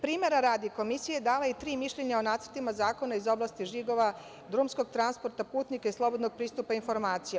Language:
Serbian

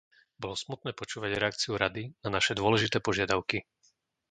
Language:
Slovak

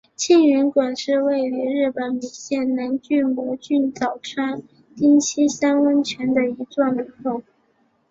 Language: Chinese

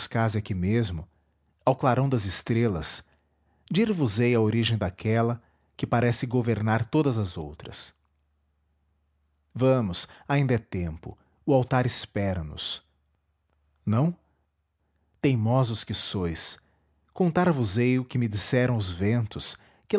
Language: Portuguese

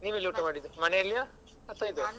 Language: Kannada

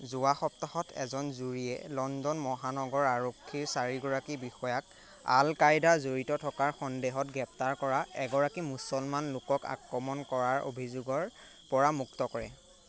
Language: Assamese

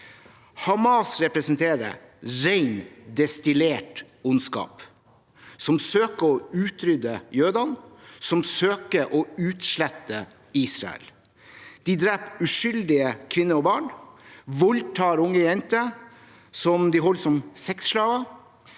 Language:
Norwegian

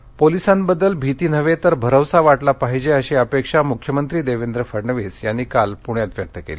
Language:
Marathi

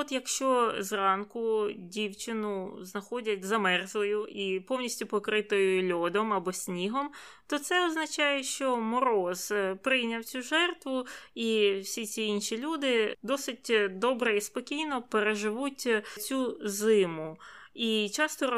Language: Ukrainian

